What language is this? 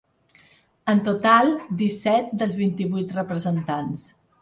Catalan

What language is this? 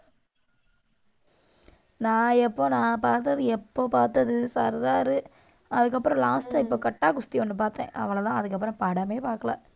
Tamil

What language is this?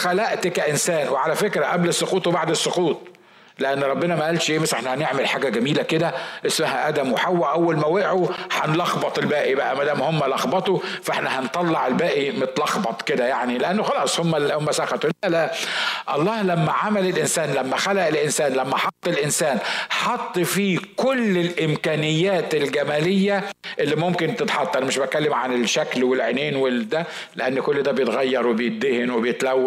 Arabic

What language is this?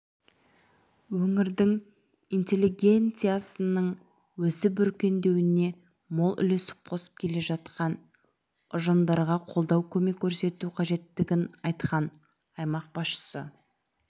Kazakh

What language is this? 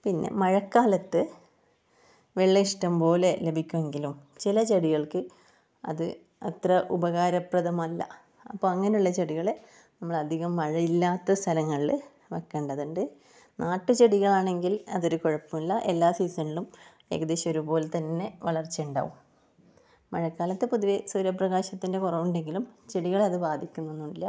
Malayalam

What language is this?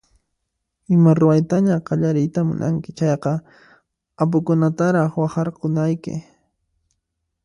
Puno Quechua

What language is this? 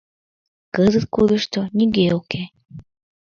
Mari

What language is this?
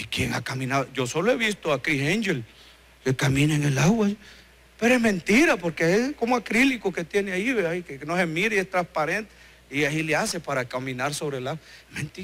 Spanish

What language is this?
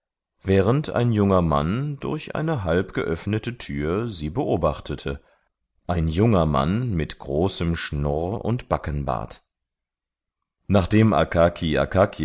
German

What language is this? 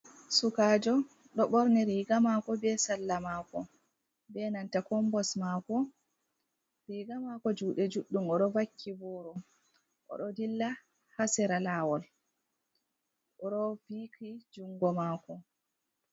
Fula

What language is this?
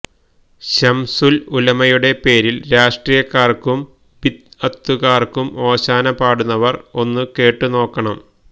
Malayalam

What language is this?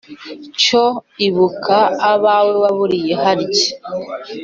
Kinyarwanda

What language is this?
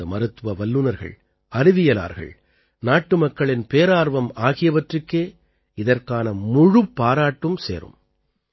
Tamil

